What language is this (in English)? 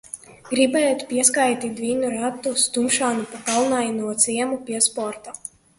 Latvian